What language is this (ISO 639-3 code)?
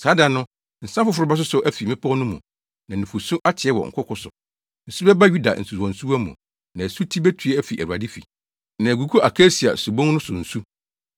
aka